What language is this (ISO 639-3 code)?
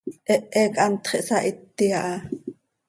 sei